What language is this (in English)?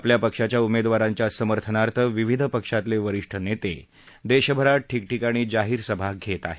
Marathi